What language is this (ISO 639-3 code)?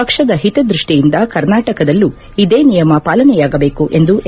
kan